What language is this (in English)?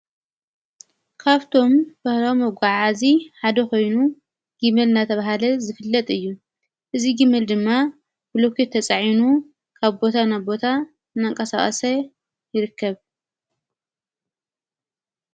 Tigrinya